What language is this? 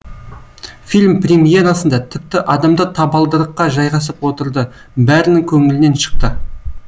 Kazakh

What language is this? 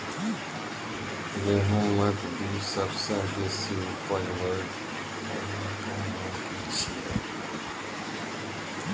Maithili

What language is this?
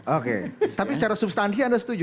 Indonesian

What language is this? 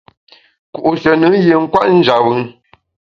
Bamun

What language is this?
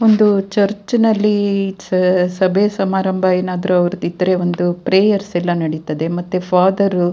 Kannada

